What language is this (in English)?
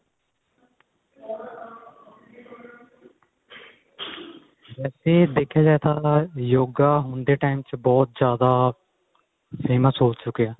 Punjabi